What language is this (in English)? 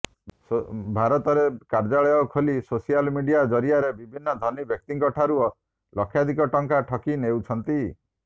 Odia